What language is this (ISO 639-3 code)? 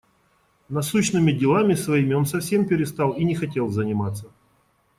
rus